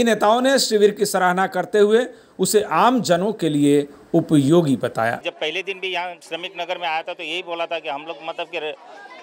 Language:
Hindi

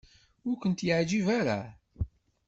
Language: Kabyle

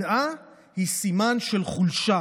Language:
Hebrew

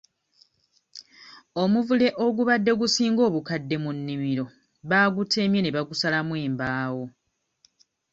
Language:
Ganda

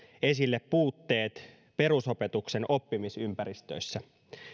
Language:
Finnish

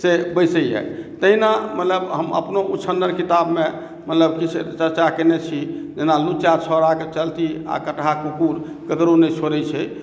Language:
Maithili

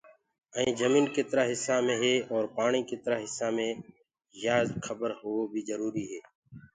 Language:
Gurgula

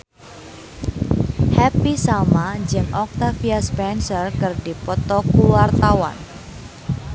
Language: Sundanese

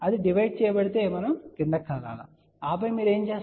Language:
Telugu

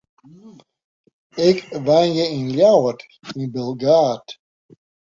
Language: Western Frisian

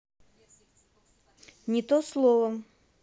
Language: Russian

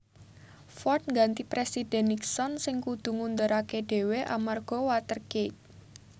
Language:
Javanese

